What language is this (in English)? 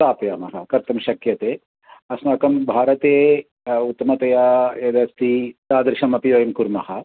Sanskrit